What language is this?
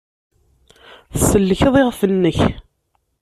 Kabyle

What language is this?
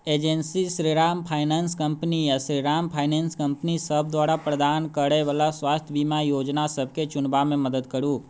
Maithili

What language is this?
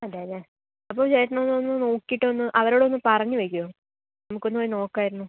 Malayalam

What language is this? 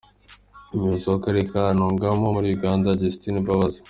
Kinyarwanda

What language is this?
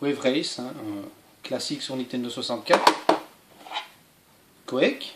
French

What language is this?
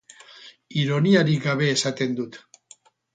Basque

